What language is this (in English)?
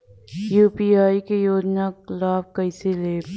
Bhojpuri